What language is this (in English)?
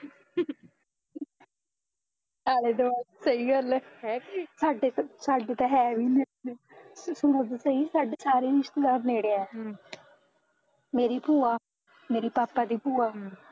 Punjabi